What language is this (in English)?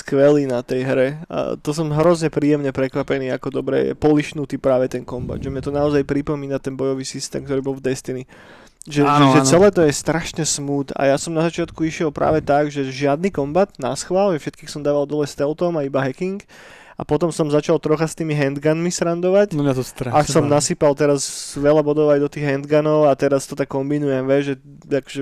Slovak